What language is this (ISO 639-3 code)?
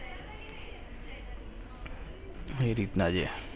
guj